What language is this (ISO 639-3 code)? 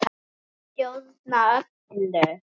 isl